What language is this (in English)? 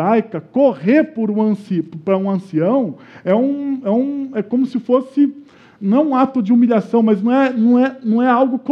Portuguese